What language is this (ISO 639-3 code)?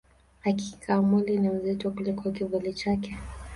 swa